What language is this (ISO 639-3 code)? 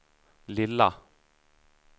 swe